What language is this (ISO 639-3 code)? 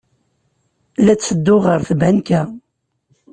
kab